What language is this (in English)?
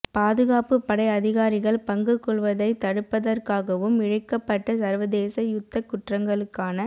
Tamil